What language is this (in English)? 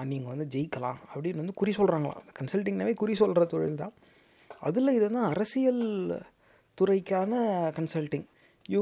Tamil